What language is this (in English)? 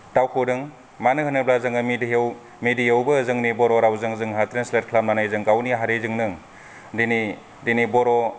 Bodo